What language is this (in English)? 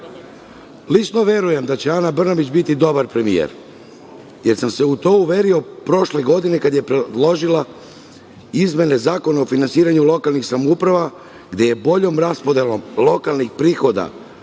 Serbian